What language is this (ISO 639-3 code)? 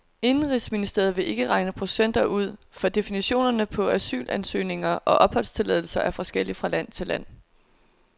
dan